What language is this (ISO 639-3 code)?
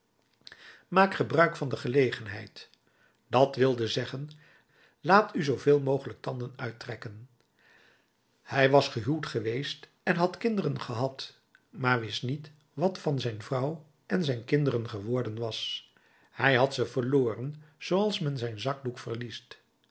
nld